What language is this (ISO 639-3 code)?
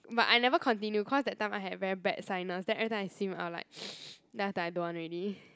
eng